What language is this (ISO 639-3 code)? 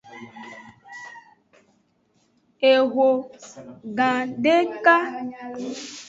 ajg